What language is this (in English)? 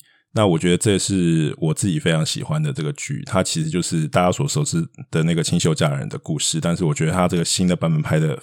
Chinese